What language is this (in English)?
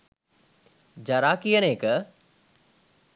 Sinhala